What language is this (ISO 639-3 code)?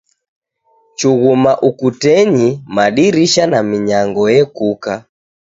dav